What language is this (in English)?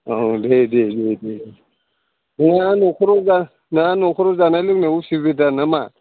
Bodo